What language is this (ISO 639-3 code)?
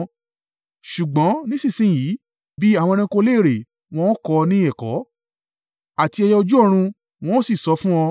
yor